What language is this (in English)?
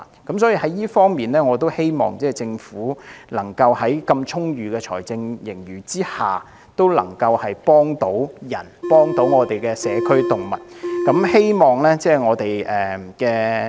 Cantonese